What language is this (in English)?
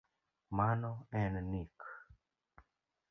Luo (Kenya and Tanzania)